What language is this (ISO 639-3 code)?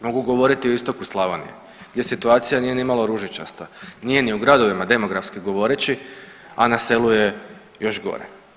hrv